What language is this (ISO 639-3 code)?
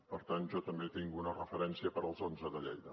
cat